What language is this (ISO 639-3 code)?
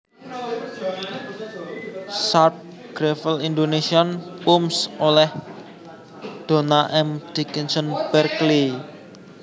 jav